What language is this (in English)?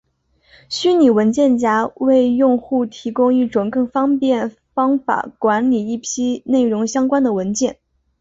Chinese